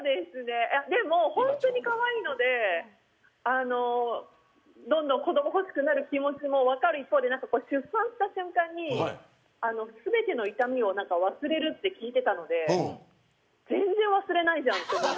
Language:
Japanese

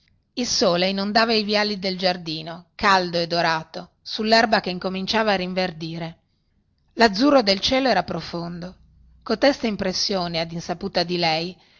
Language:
Italian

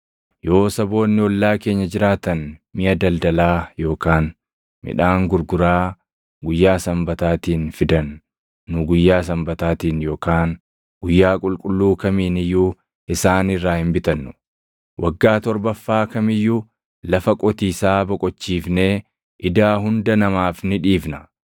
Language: Oromo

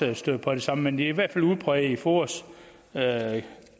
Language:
Danish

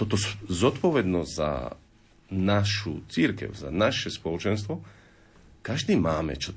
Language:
Slovak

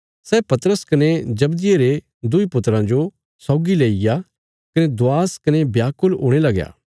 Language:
Bilaspuri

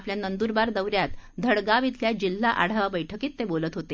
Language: Marathi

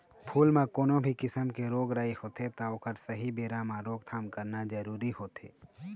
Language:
Chhattisgarhi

